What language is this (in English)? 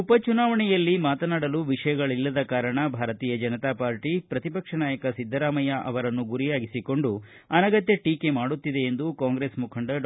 Kannada